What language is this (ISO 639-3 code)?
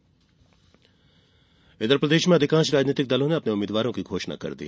hin